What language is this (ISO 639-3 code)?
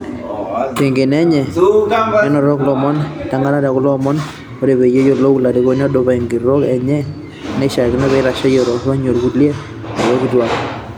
mas